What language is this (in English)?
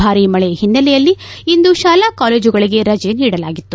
Kannada